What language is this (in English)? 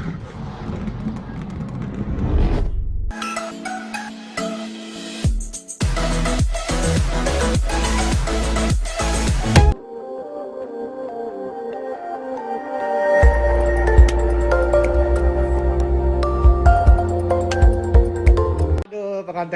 Indonesian